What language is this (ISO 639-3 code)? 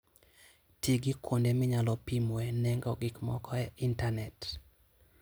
luo